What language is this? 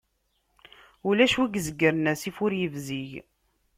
Kabyle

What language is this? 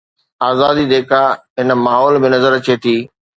Sindhi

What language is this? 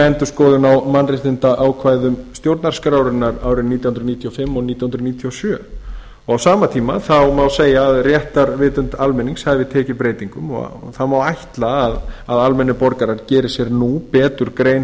Icelandic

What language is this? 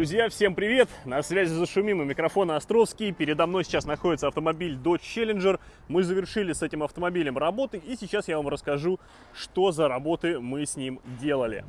Russian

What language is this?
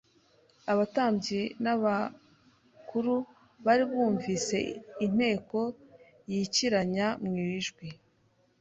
Kinyarwanda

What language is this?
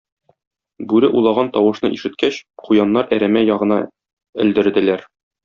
Tatar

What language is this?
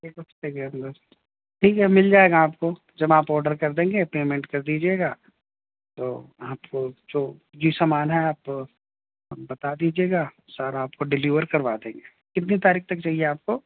Urdu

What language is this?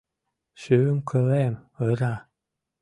Mari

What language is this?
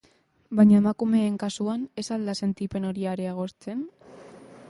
Basque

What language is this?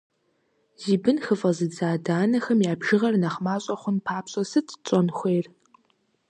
Kabardian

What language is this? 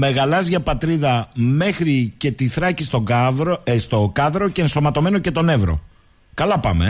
Greek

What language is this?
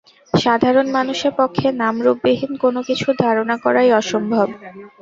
Bangla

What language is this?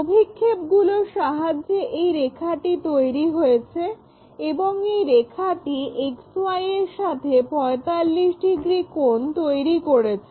Bangla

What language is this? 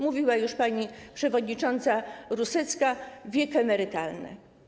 Polish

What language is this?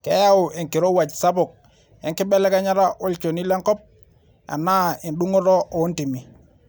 Masai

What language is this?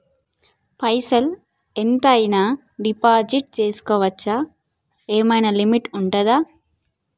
Telugu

